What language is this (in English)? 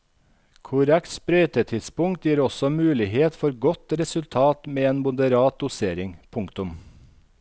Norwegian